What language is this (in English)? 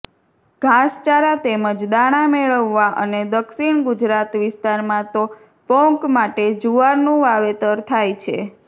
Gujarati